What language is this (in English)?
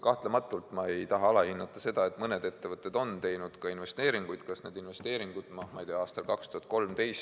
Estonian